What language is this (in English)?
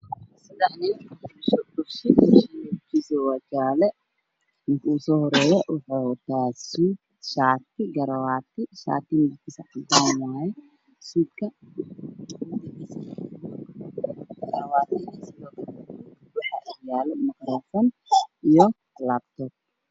Somali